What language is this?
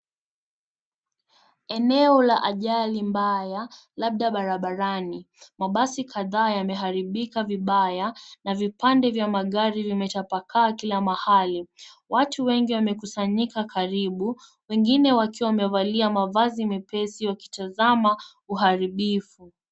Swahili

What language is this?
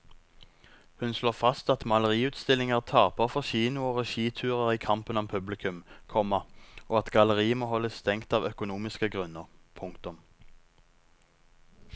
Norwegian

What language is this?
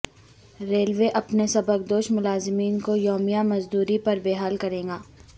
Urdu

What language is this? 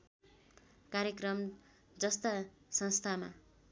Nepali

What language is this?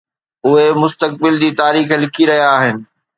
Sindhi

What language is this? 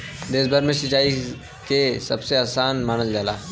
Bhojpuri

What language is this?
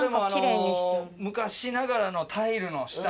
Japanese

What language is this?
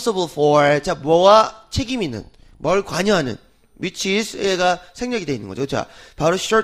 Korean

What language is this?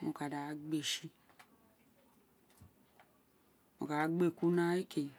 Isekiri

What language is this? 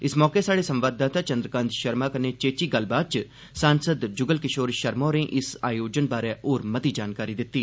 Dogri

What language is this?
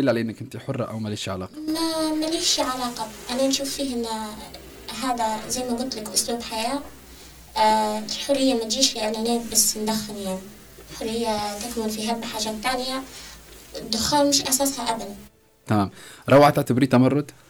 Arabic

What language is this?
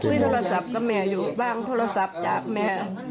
Thai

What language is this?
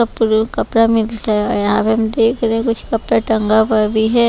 Hindi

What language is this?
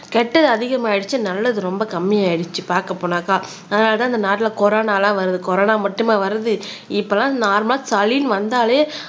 Tamil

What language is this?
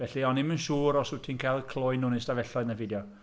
Welsh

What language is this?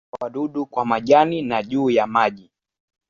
Swahili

